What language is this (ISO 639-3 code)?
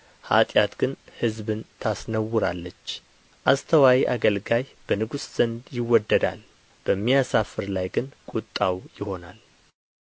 amh